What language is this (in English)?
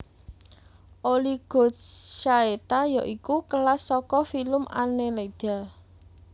Javanese